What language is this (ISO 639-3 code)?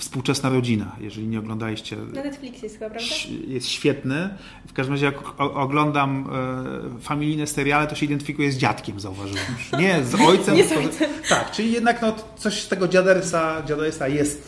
pol